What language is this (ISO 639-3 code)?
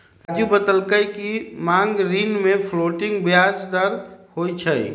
mag